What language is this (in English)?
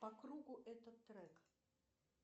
Russian